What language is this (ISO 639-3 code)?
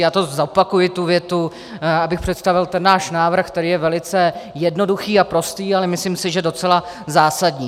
ces